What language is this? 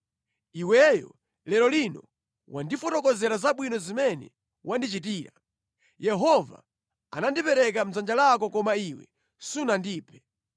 Nyanja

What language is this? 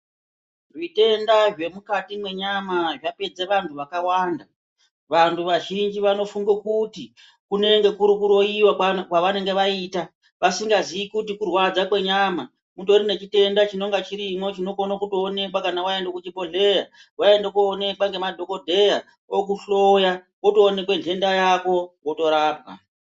Ndau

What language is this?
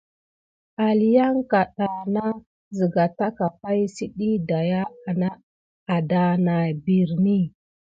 Gidar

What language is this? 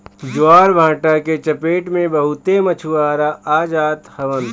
Bhojpuri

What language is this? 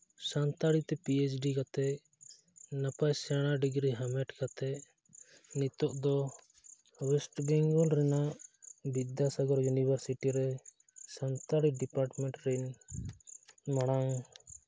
Santali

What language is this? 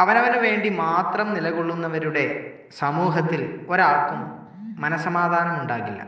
Malayalam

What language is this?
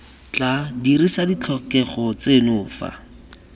Tswana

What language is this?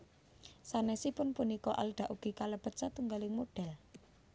Javanese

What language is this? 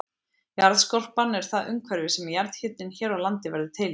Icelandic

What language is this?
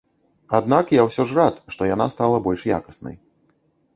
Belarusian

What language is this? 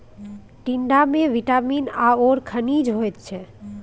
Maithili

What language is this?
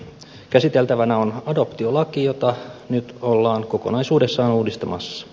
Finnish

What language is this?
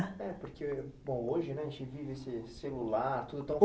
Portuguese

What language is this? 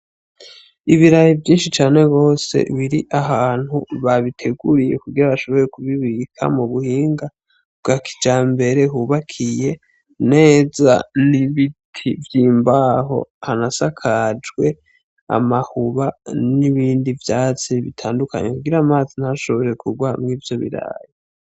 Rundi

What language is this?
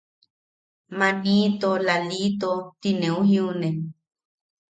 Yaqui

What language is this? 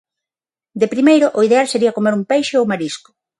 Galician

